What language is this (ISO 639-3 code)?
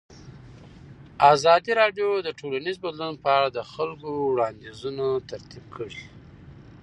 pus